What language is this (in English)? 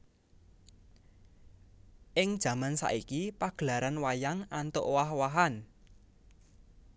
Javanese